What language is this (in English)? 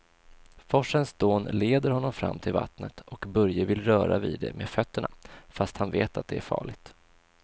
Swedish